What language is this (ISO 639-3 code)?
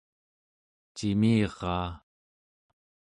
esu